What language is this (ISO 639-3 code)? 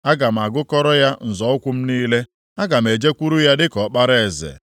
ibo